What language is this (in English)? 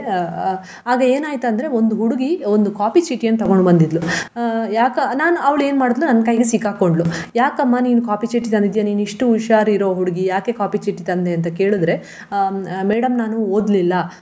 Kannada